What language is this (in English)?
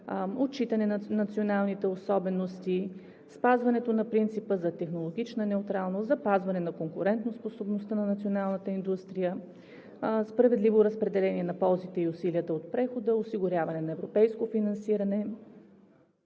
Bulgarian